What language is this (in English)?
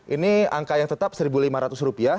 Indonesian